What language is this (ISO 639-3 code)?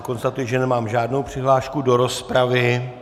ces